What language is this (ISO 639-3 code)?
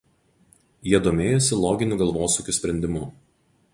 lit